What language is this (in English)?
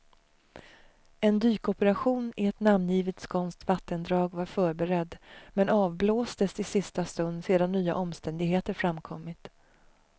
Swedish